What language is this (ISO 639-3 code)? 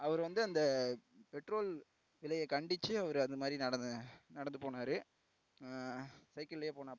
tam